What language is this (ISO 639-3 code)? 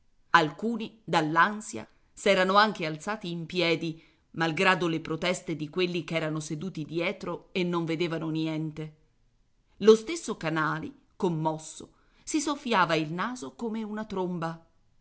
ita